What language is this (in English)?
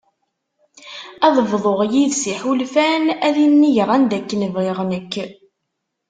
Kabyle